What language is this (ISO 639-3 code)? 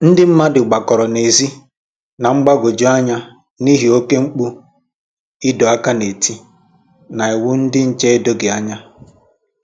ibo